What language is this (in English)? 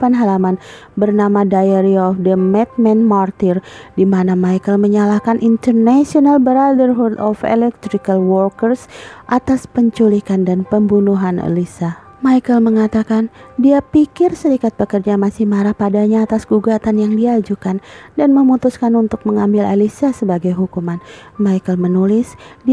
Indonesian